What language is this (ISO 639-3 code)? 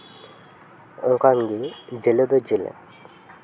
sat